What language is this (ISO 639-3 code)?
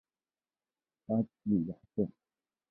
zho